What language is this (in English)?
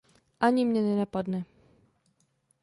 Czech